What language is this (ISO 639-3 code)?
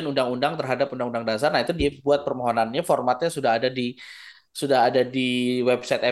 ind